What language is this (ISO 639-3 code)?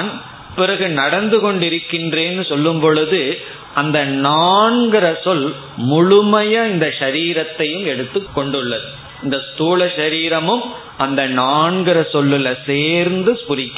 tam